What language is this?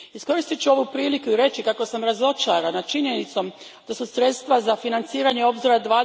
Croatian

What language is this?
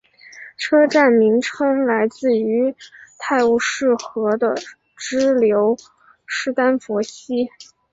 Chinese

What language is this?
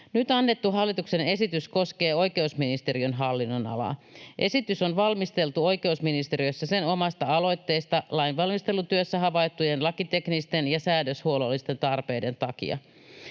Finnish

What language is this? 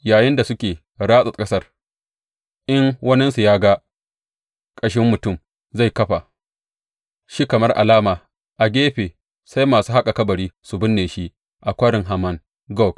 Hausa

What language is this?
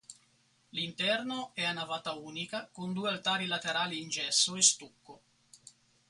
Italian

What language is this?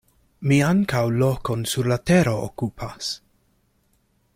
Esperanto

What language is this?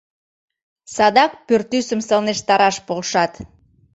Mari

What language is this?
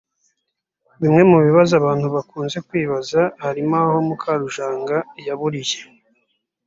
Kinyarwanda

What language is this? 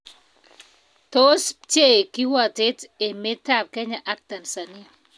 Kalenjin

